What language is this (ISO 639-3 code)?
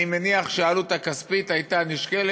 heb